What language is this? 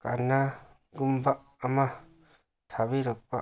Manipuri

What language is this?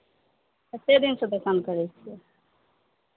Maithili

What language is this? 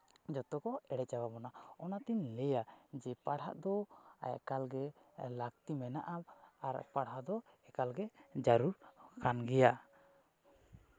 Santali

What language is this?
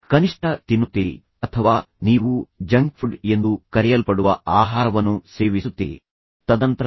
Kannada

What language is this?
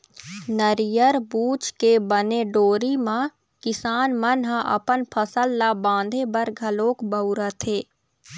Chhattisgarhi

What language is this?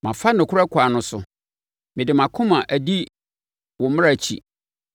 Akan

